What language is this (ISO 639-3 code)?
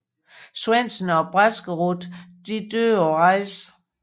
dan